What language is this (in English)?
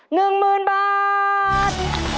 Thai